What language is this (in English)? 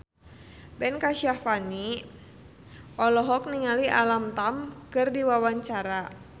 Sundanese